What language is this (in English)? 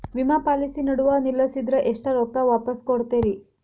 Kannada